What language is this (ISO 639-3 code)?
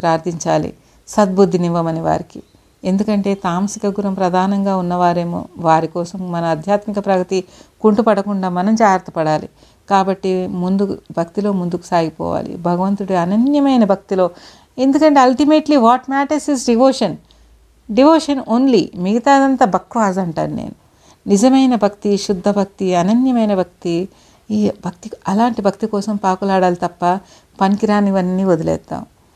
tel